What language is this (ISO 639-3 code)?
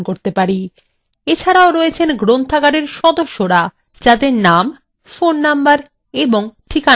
ben